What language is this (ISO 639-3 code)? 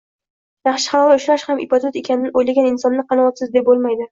uzb